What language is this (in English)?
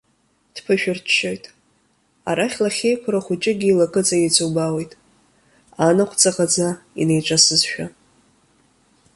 Abkhazian